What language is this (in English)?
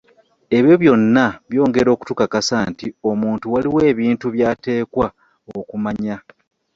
Ganda